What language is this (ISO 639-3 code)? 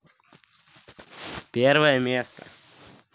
rus